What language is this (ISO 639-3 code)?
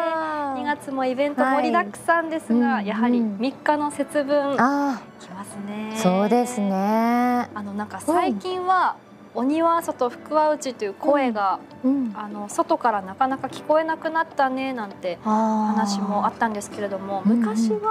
jpn